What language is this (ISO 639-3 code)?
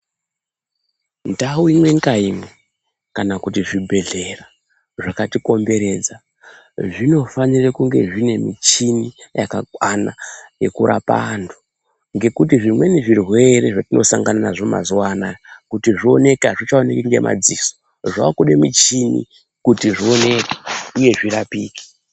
ndc